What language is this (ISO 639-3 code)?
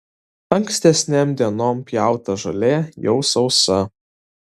lit